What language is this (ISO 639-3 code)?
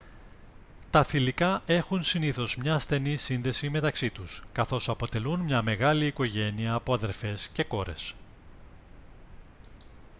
ell